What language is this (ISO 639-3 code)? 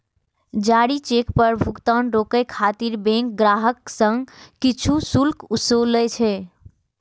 mai